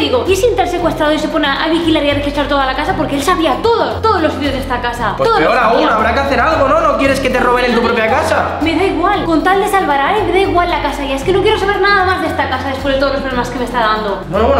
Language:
Spanish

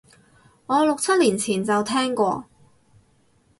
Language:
Cantonese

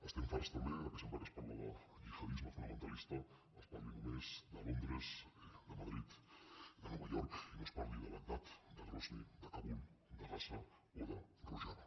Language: Catalan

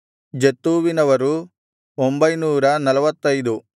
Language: Kannada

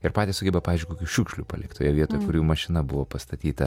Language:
Lithuanian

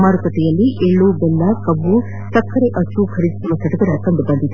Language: Kannada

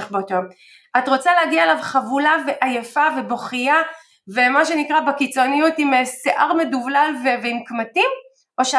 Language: Hebrew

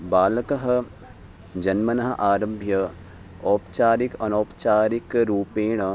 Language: Sanskrit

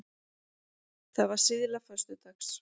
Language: Icelandic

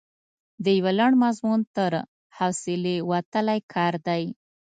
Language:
Pashto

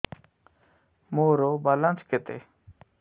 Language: Odia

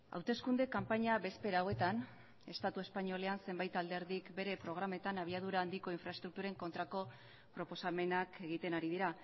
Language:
Basque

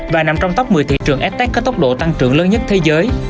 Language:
Vietnamese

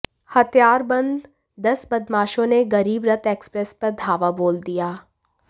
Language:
Hindi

